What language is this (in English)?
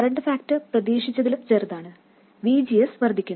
Malayalam